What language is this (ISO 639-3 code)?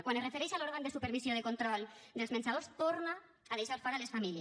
cat